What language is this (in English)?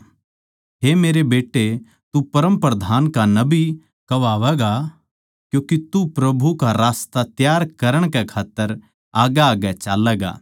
Haryanvi